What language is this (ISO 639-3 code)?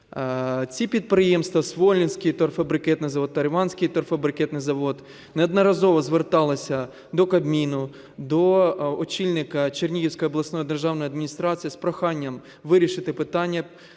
ukr